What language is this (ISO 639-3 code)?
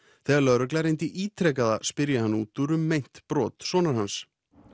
isl